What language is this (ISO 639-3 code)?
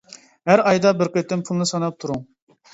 uig